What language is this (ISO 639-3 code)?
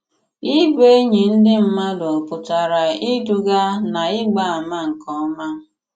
ibo